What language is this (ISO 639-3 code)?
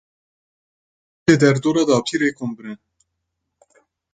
kur